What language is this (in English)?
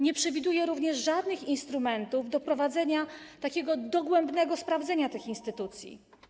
Polish